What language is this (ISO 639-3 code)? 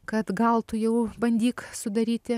lit